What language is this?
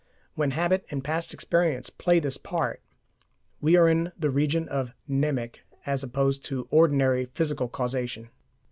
English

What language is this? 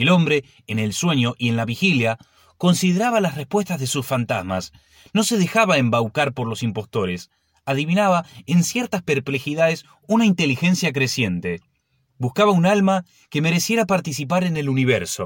Spanish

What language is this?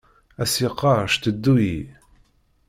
Kabyle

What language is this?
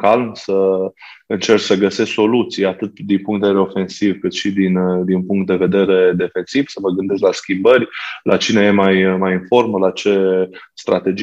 Romanian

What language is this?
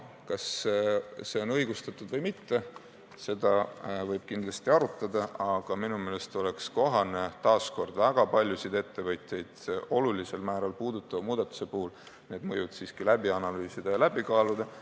Estonian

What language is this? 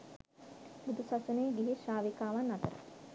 Sinhala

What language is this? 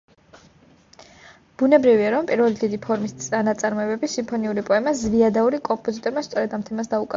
Georgian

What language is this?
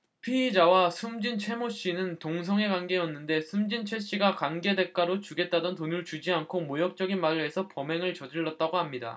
Korean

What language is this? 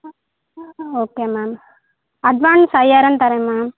Tamil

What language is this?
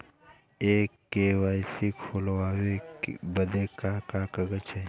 Bhojpuri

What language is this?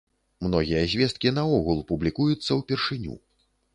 Belarusian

